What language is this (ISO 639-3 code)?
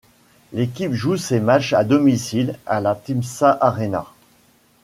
fra